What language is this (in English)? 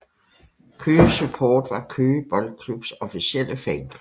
Danish